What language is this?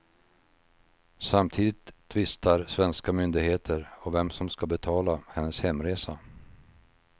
Swedish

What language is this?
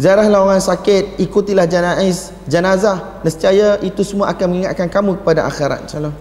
Malay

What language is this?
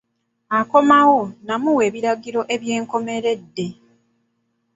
Ganda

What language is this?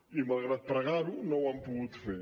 Catalan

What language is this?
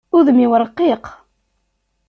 Kabyle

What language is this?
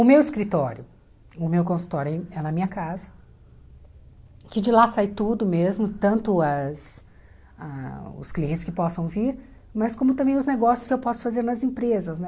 Portuguese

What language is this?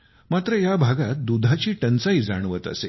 Marathi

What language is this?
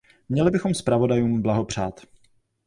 Czech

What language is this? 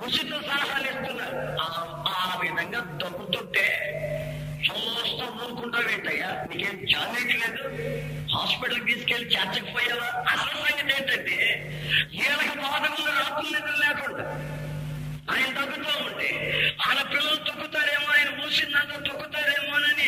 Telugu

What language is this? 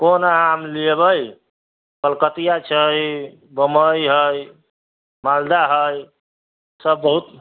Maithili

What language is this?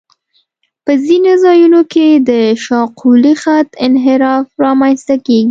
Pashto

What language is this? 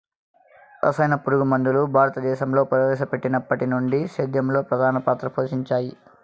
Telugu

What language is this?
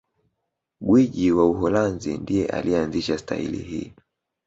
Swahili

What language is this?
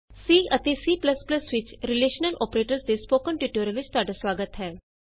Punjabi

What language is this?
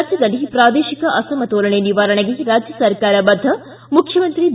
Kannada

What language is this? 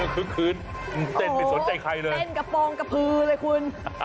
Thai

